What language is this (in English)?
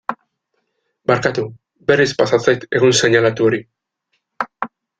Basque